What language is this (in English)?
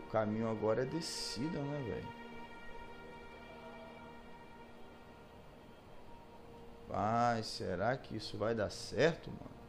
Portuguese